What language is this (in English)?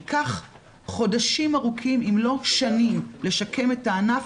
Hebrew